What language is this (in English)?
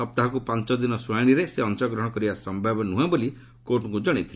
Odia